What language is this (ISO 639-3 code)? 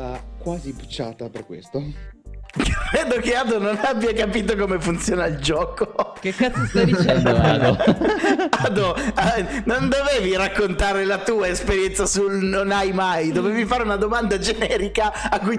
ita